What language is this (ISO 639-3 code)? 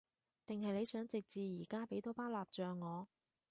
yue